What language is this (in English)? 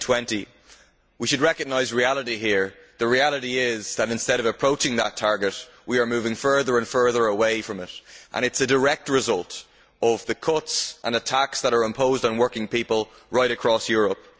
English